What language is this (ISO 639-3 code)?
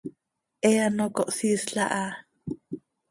sei